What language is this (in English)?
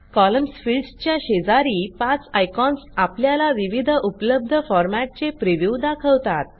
Marathi